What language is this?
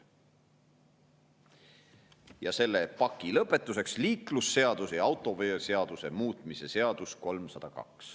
Estonian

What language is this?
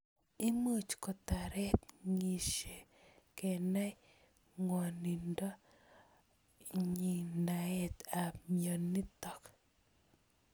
Kalenjin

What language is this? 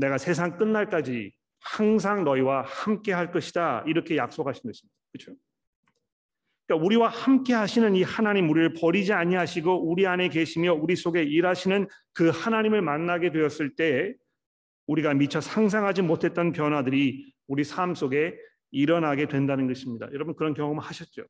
Korean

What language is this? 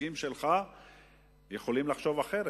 Hebrew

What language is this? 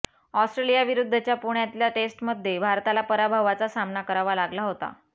Marathi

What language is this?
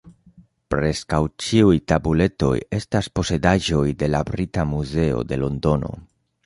Esperanto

